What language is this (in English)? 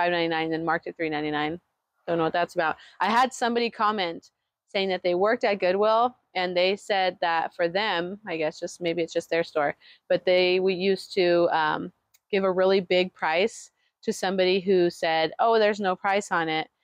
English